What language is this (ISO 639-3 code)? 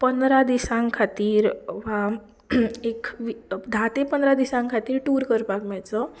kok